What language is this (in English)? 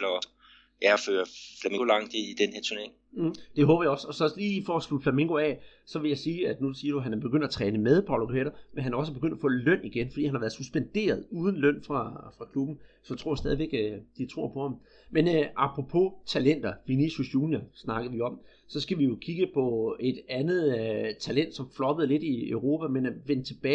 Danish